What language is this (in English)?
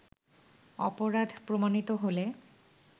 Bangla